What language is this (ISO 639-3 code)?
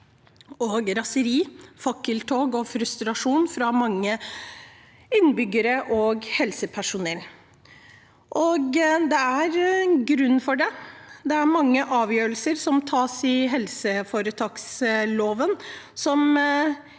nor